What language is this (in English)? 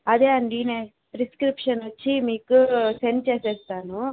Telugu